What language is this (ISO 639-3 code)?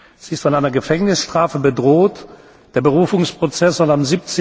deu